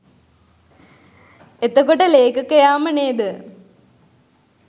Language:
Sinhala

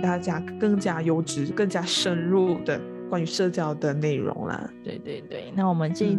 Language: Chinese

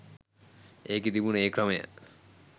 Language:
Sinhala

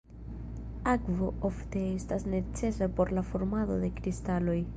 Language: Esperanto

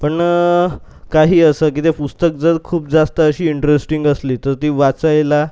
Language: Marathi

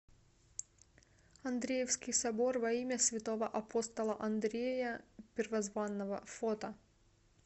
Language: Russian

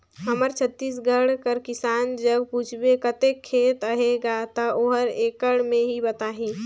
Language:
Chhattisgarhi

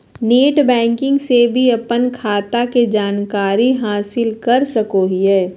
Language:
Magahi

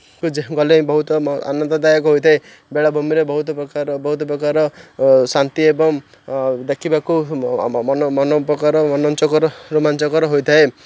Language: Odia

